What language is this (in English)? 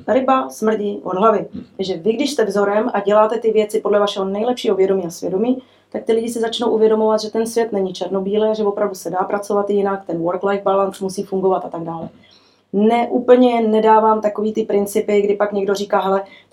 Czech